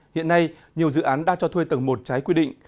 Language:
Vietnamese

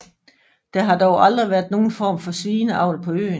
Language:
Danish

